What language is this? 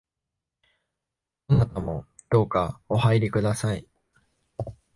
Japanese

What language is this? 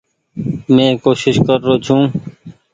Goaria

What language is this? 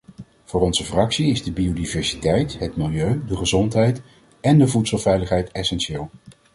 Dutch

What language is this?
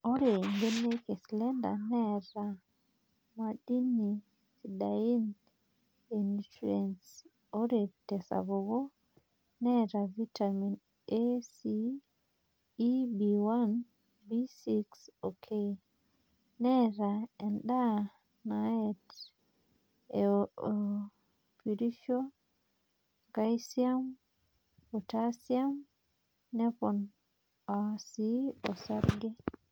Masai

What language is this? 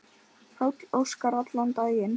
Icelandic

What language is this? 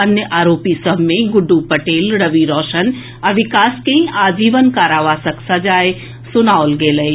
Maithili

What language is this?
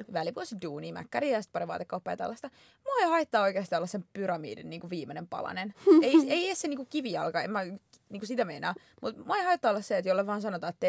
Finnish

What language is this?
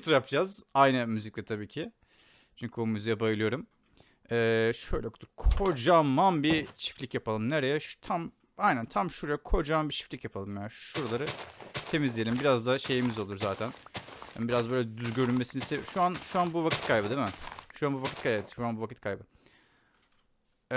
Turkish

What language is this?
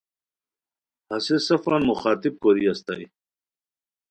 Khowar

